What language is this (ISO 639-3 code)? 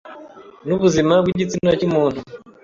kin